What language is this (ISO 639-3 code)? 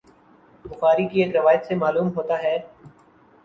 urd